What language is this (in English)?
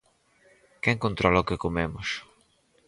Galician